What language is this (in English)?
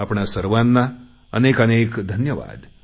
Marathi